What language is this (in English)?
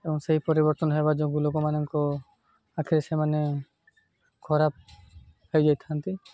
Odia